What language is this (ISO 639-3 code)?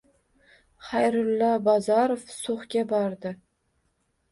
uzb